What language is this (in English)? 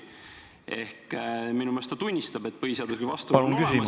Estonian